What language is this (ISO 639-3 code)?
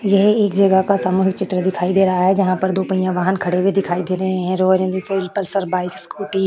hin